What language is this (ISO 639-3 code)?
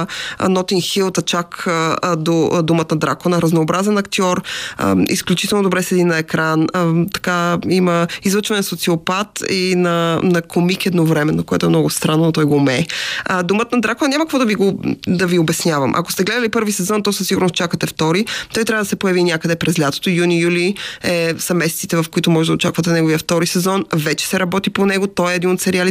bul